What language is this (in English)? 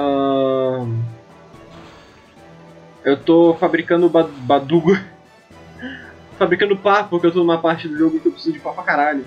Portuguese